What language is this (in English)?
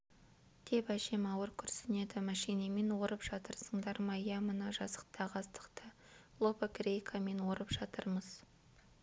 Kazakh